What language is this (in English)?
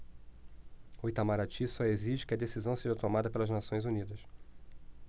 Portuguese